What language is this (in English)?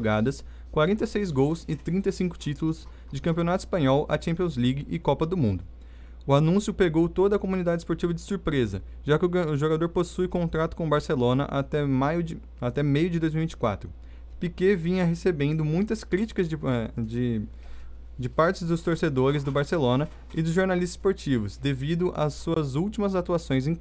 Portuguese